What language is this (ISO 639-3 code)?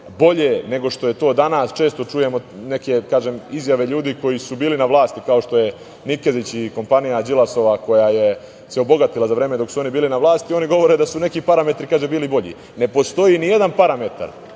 srp